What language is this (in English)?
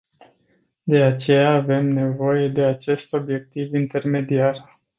Romanian